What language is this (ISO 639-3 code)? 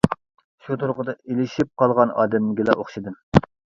uig